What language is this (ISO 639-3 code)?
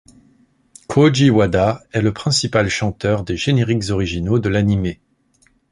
fra